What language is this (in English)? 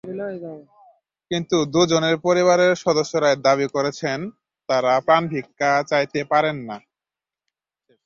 Bangla